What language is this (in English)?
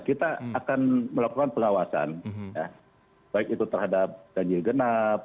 Indonesian